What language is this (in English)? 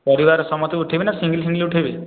Odia